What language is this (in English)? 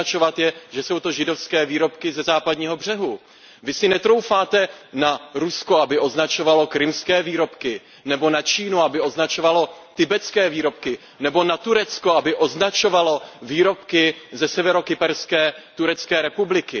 Czech